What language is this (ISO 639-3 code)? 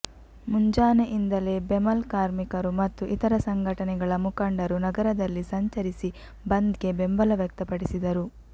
kan